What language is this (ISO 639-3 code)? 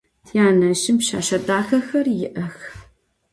ady